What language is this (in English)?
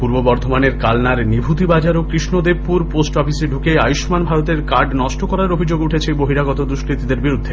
Bangla